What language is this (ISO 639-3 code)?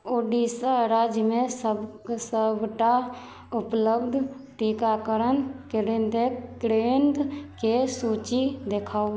mai